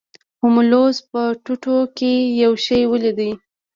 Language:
Pashto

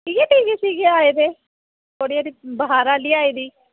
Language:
Dogri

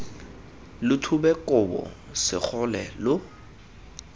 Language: Tswana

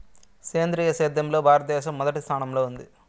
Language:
Telugu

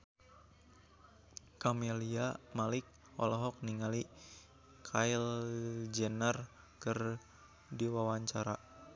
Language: Sundanese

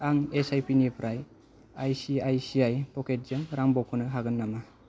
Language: Bodo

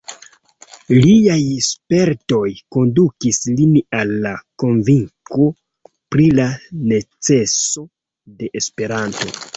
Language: Esperanto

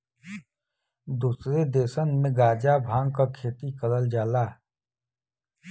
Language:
Bhojpuri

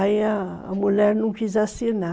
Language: Portuguese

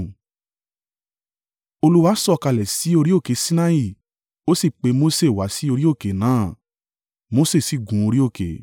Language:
Yoruba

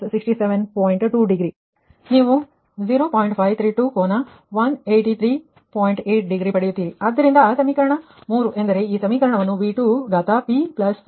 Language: Kannada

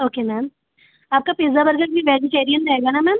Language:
Hindi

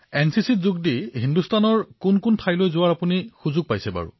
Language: Assamese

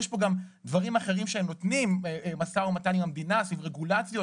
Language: Hebrew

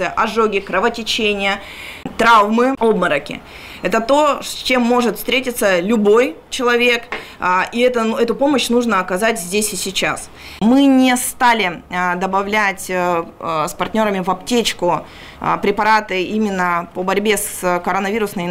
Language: Russian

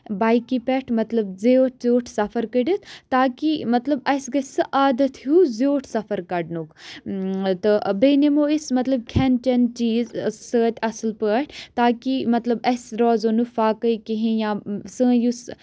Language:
Kashmiri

